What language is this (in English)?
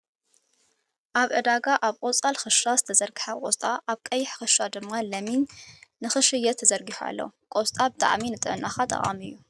Tigrinya